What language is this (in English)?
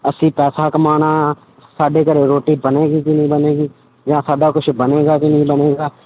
Punjabi